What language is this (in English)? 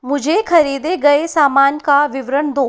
Hindi